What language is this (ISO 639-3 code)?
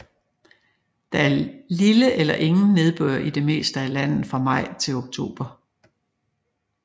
dan